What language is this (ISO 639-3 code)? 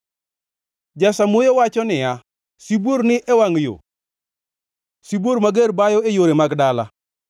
luo